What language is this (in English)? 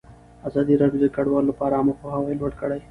Pashto